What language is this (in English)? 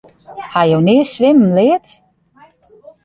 Western Frisian